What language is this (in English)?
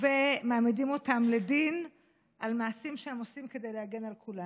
Hebrew